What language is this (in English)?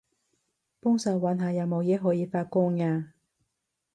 Cantonese